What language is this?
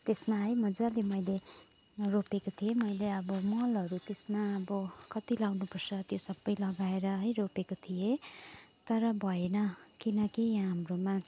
Nepali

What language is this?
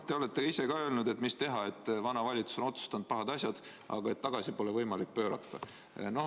Estonian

